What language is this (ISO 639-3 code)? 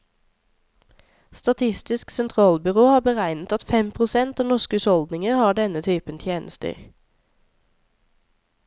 nor